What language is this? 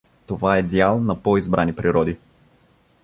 Bulgarian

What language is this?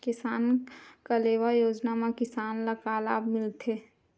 Chhattisgarhi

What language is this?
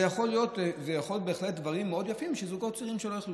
Hebrew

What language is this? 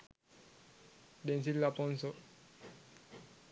Sinhala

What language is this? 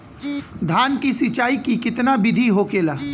Bhojpuri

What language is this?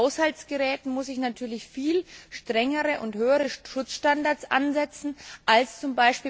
German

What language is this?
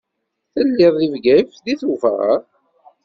Kabyle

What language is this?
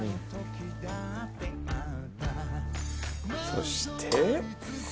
Japanese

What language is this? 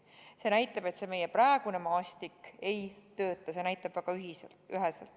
Estonian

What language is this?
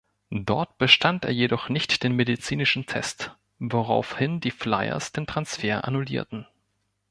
German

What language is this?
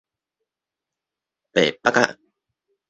Min Nan Chinese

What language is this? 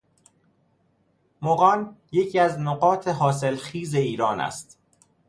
Persian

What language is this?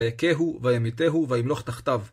Hebrew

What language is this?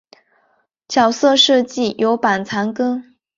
Chinese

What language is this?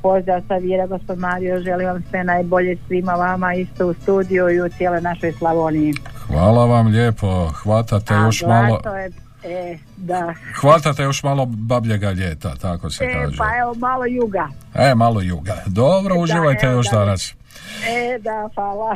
Croatian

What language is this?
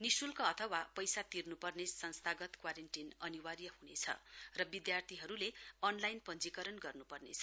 Nepali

